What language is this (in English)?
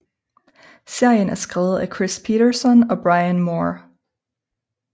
Danish